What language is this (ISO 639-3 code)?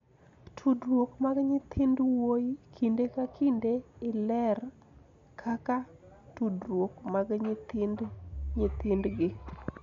luo